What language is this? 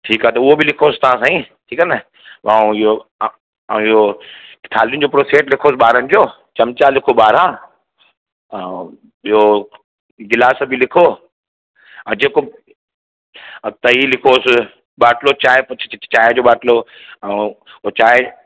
Sindhi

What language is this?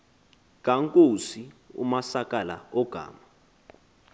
Xhosa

